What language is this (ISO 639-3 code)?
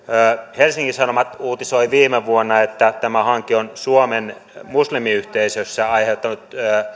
fin